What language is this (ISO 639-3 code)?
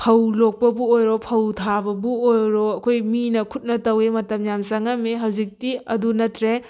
mni